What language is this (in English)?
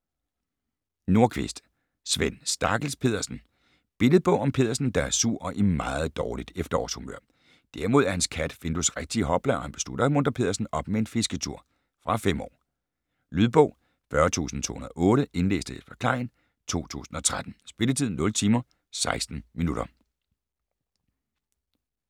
Danish